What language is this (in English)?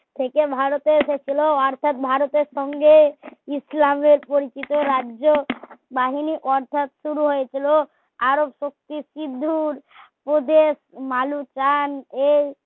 Bangla